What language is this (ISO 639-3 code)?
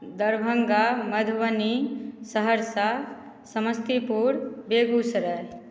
mai